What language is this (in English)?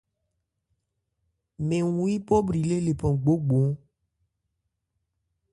Ebrié